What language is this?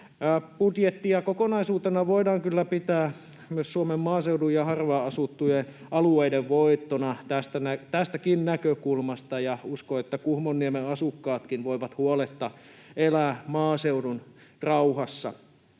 Finnish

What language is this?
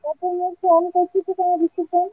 Odia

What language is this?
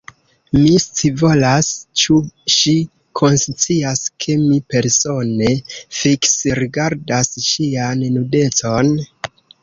Esperanto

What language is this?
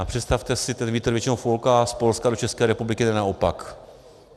Czech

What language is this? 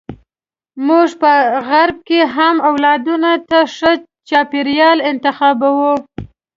Pashto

